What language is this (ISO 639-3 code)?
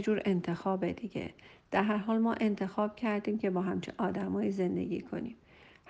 fas